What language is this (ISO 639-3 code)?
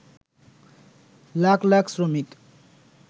ben